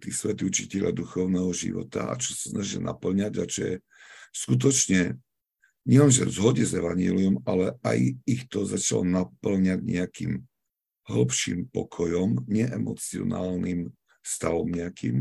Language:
Slovak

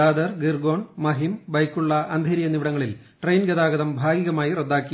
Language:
Malayalam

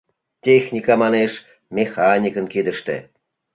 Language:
Mari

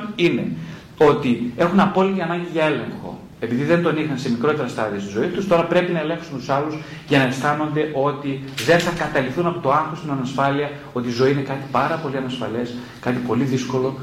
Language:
Greek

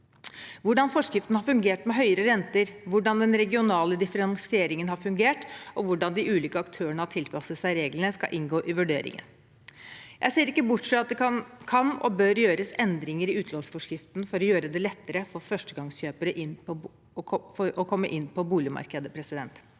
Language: Norwegian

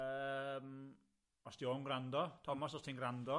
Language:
Welsh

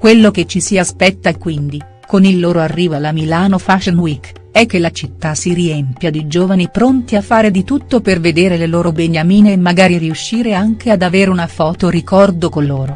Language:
Italian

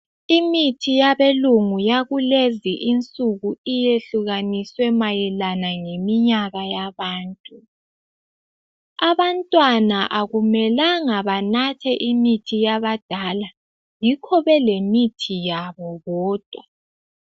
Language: North Ndebele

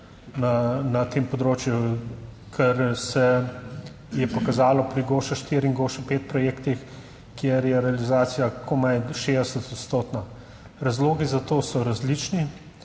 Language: Slovenian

